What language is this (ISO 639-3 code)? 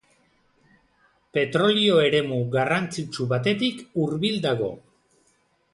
eus